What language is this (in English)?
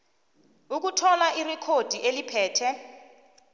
South Ndebele